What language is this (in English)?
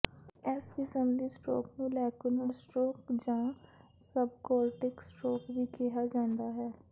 Punjabi